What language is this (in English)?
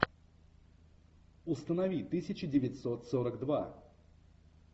Russian